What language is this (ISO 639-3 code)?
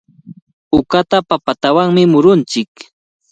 qvl